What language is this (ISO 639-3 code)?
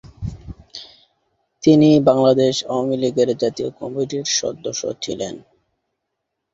ben